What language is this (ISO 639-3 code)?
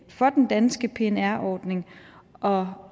dan